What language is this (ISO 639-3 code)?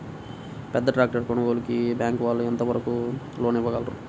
tel